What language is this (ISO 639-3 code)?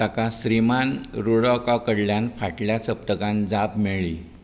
kok